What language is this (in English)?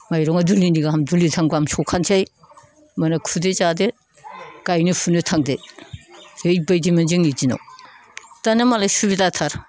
Bodo